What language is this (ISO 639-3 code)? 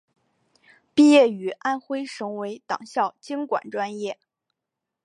zho